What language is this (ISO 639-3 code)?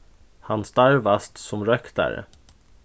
fao